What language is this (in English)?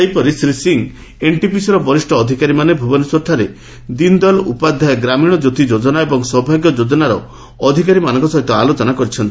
Odia